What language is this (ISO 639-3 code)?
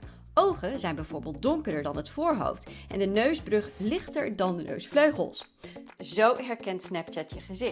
nld